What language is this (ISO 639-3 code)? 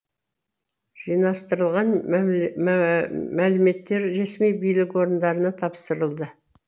kaz